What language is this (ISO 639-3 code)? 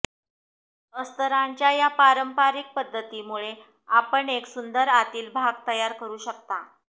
mar